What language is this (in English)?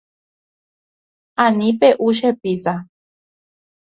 Guarani